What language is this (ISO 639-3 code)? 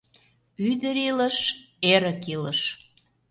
chm